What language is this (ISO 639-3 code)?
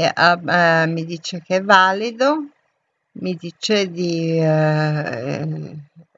ita